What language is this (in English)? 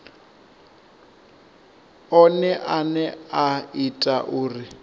Venda